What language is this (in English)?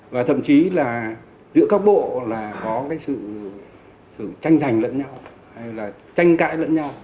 Vietnamese